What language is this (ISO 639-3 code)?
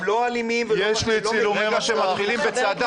heb